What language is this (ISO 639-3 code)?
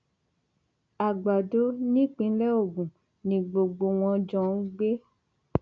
yor